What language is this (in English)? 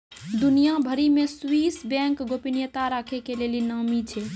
Maithili